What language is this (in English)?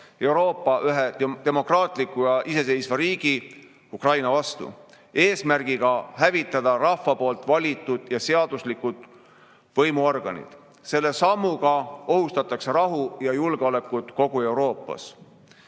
Estonian